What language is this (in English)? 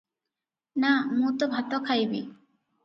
Odia